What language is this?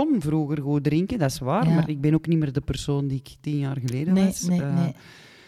Dutch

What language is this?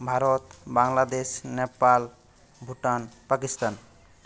Bangla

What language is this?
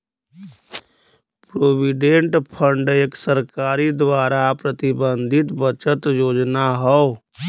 Bhojpuri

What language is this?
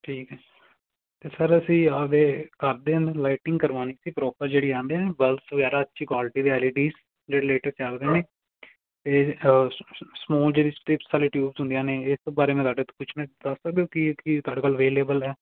Punjabi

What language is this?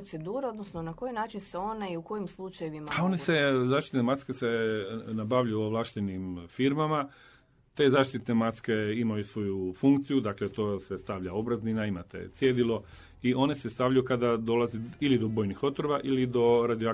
Croatian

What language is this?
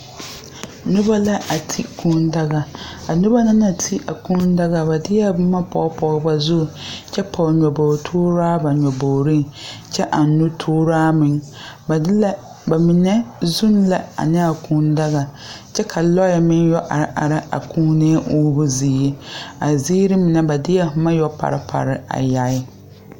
Southern Dagaare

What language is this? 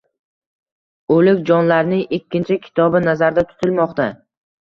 Uzbek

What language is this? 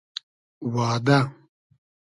Hazaragi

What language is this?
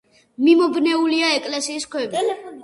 Georgian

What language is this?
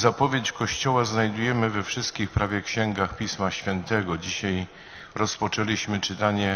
Polish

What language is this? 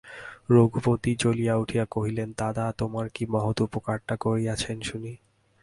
Bangla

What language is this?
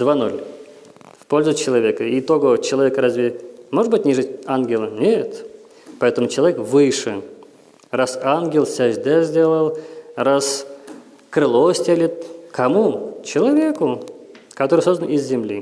Russian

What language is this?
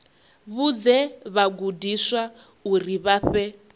Venda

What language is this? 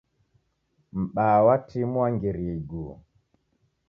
Taita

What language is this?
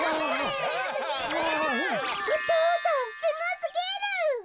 Japanese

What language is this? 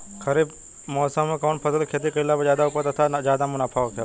Bhojpuri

